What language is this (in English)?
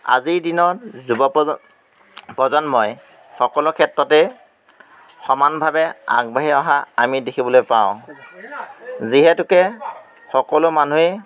Assamese